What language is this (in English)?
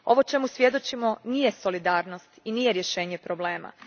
Croatian